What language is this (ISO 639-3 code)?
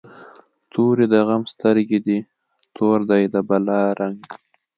pus